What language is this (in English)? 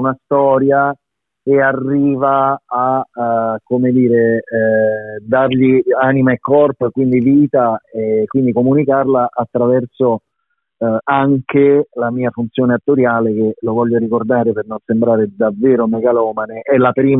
Italian